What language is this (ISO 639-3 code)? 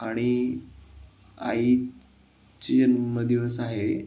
mar